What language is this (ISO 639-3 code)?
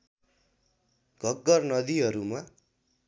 nep